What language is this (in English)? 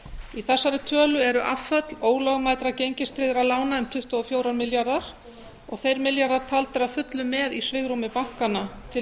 Icelandic